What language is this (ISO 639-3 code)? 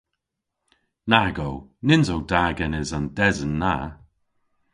cor